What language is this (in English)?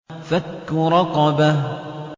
Arabic